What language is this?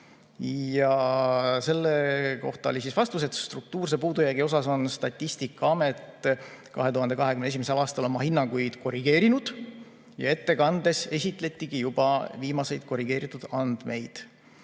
Estonian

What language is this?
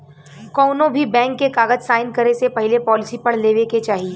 Bhojpuri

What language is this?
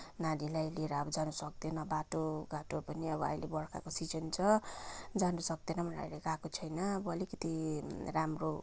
Nepali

